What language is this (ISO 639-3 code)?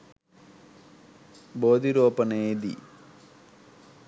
sin